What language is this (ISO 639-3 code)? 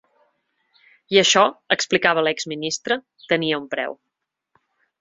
cat